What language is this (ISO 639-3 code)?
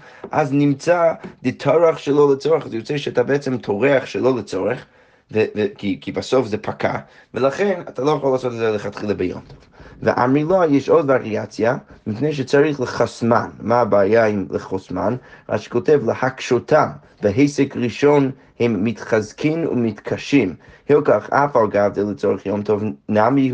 heb